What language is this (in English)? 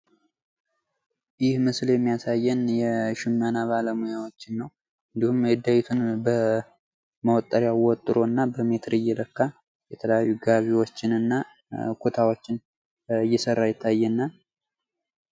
Amharic